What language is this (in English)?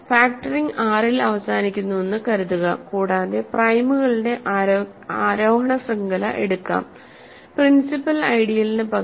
Malayalam